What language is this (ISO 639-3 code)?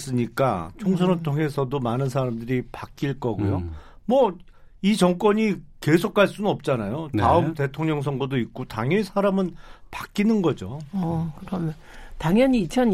kor